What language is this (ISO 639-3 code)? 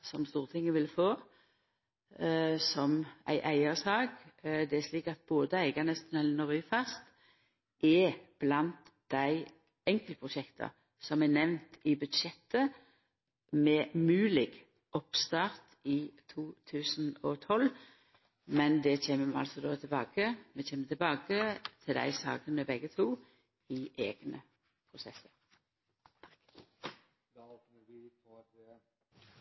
nno